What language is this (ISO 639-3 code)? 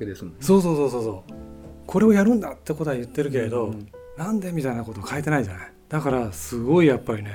jpn